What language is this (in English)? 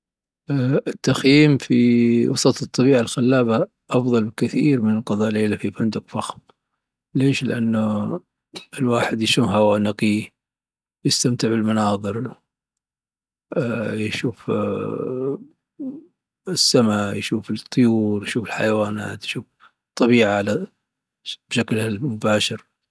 Dhofari Arabic